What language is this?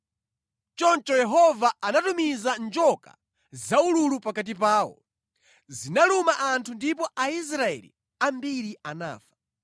Nyanja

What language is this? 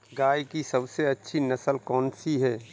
Hindi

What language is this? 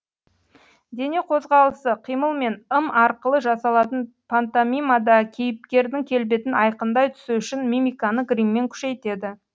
Kazakh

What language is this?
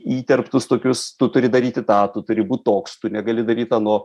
Lithuanian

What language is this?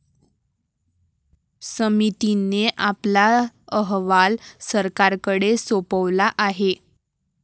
Marathi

